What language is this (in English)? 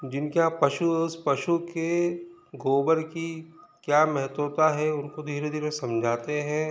Hindi